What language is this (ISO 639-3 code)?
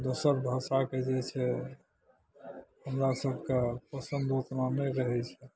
mai